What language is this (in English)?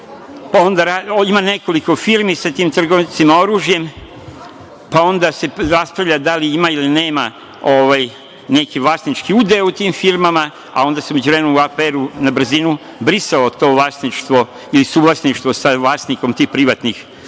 Serbian